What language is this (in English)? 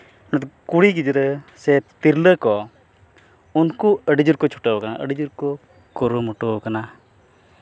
Santali